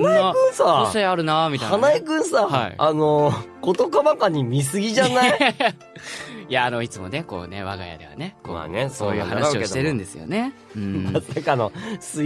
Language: Japanese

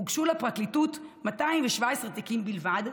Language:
Hebrew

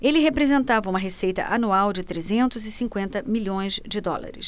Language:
Portuguese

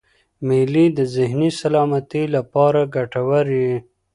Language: Pashto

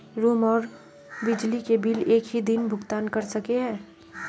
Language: Magahi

